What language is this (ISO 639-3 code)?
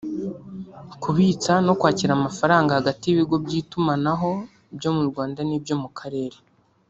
kin